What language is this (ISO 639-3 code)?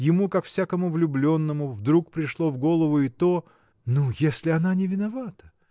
rus